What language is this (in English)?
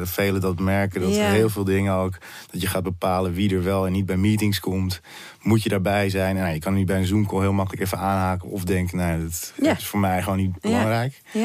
Dutch